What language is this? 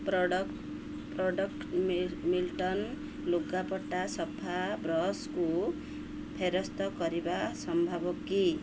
Odia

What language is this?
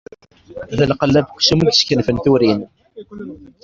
Kabyle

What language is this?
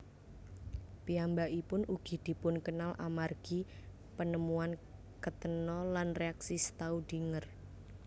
Javanese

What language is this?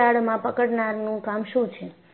Gujarati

